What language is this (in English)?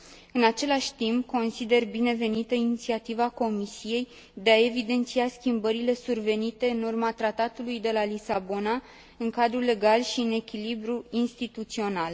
Romanian